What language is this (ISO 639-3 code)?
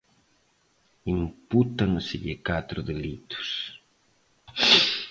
glg